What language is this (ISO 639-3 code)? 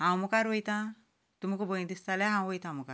kok